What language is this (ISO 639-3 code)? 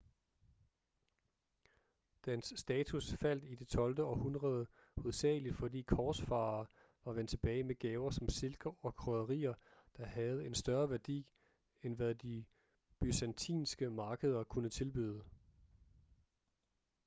dan